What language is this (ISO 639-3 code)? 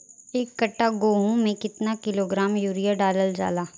bho